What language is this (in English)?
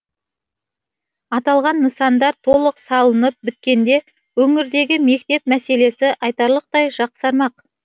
Kazakh